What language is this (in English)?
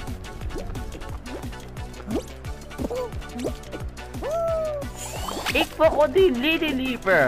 Dutch